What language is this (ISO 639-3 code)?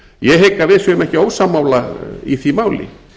isl